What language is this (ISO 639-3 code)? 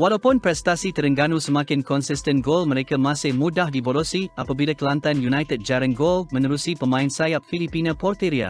msa